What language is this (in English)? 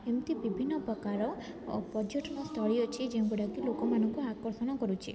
Odia